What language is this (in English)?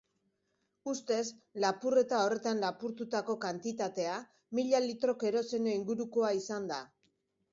Basque